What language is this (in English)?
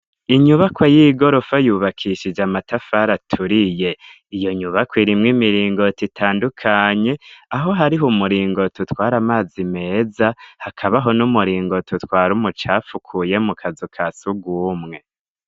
Rundi